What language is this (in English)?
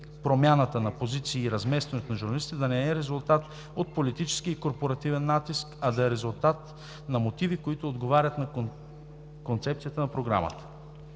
Bulgarian